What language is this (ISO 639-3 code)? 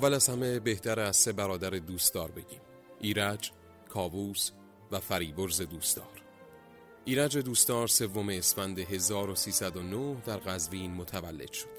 fas